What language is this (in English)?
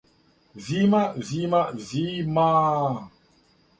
Serbian